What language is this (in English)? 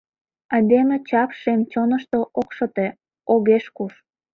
Mari